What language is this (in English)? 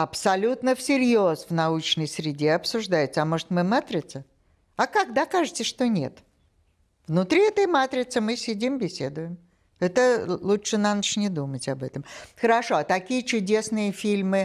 Russian